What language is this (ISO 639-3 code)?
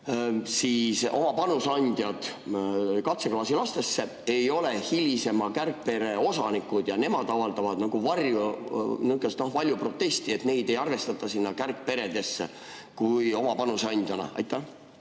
est